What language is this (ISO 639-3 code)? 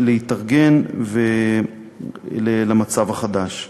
heb